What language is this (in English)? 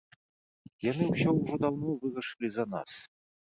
Belarusian